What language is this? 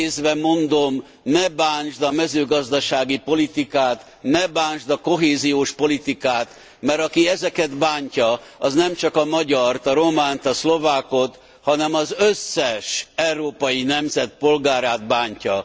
Hungarian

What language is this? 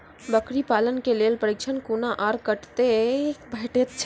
Maithili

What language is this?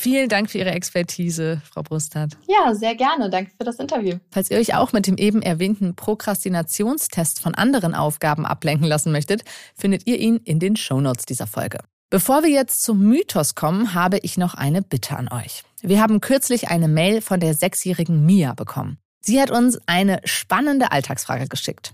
German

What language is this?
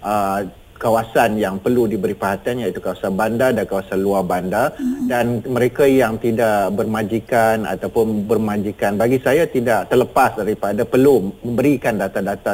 Malay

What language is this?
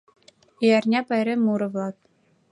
Mari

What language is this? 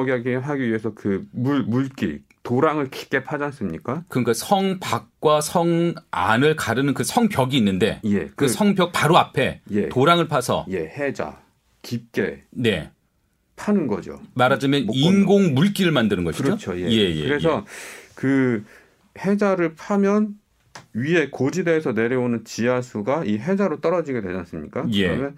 Korean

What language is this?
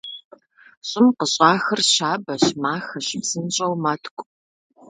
Kabardian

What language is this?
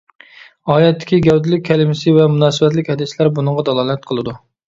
Uyghur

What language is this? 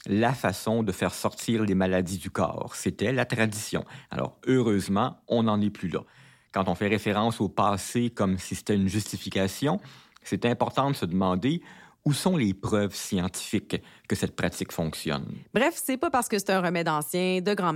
French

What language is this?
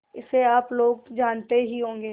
Hindi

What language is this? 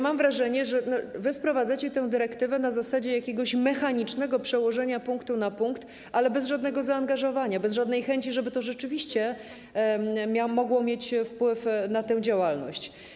Polish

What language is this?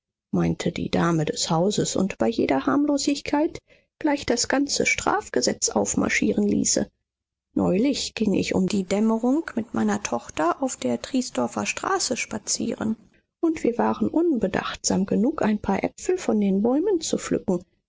German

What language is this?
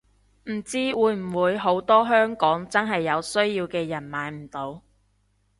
Cantonese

